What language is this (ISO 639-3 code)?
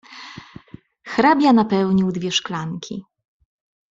pol